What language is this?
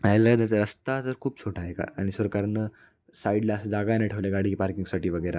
Marathi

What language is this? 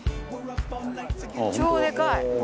Japanese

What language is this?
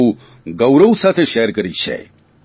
Gujarati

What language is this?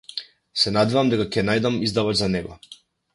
Macedonian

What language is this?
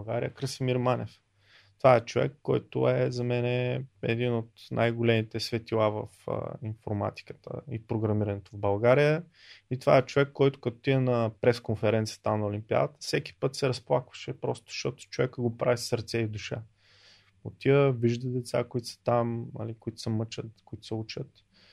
Bulgarian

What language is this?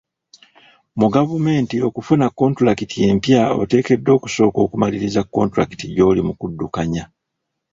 Ganda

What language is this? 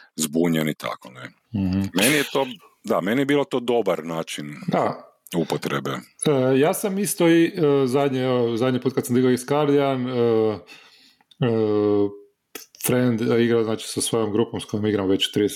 Croatian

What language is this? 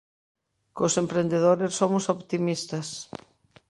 Galician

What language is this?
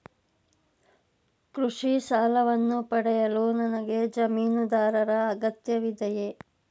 Kannada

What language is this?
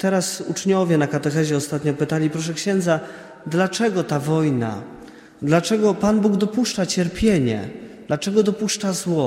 Polish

